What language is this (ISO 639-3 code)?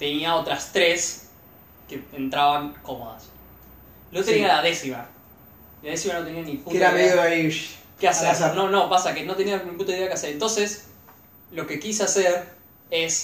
spa